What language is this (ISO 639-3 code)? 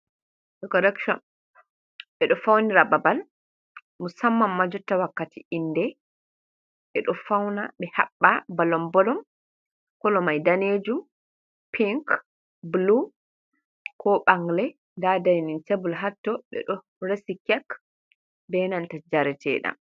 ful